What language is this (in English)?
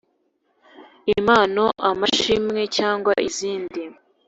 Kinyarwanda